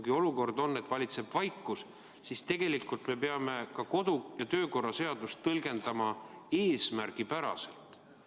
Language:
Estonian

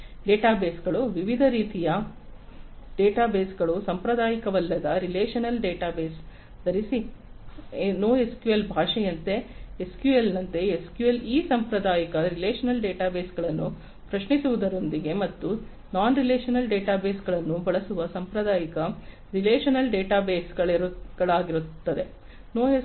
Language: Kannada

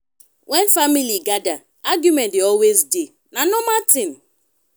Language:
Nigerian Pidgin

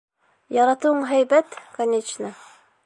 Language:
Bashkir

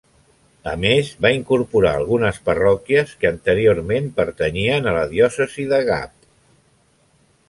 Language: Catalan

